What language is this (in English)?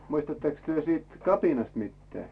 Finnish